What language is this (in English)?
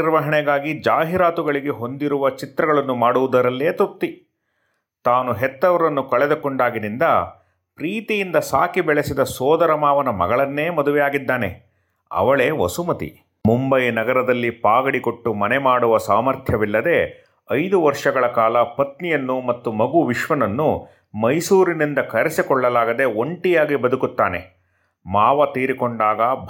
Kannada